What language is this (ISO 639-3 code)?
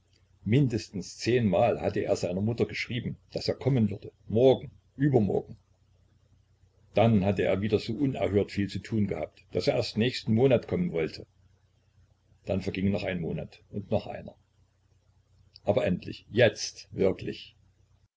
deu